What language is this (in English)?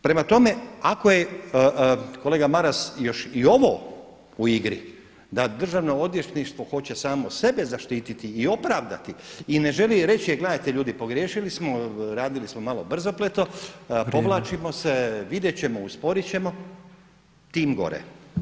Croatian